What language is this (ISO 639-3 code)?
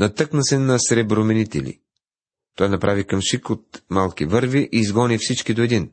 bul